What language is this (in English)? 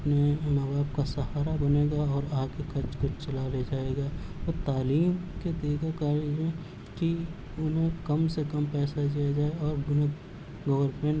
Urdu